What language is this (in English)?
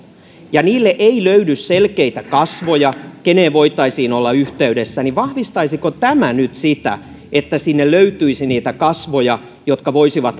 Finnish